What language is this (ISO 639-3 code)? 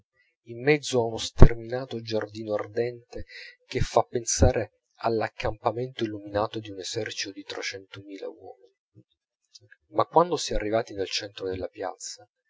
ita